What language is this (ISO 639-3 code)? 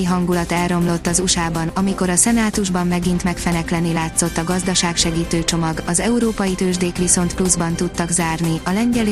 hun